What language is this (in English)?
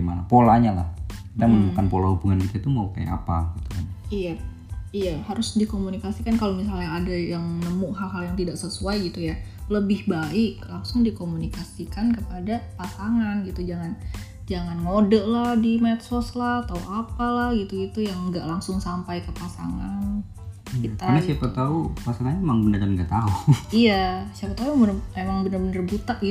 Indonesian